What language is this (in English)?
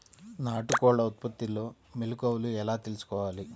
Telugu